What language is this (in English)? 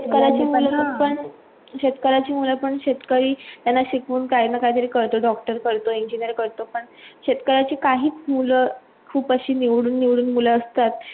Marathi